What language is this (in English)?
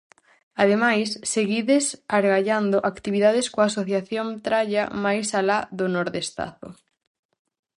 Galician